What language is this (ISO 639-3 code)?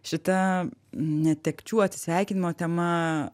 lit